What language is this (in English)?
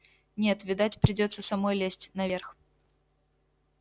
Russian